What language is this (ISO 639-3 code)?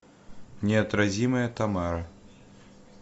rus